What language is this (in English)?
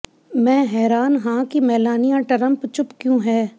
Punjabi